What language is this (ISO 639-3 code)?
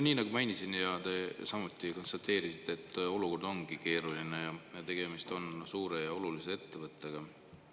est